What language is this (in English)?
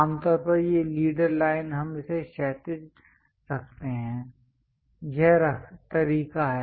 Hindi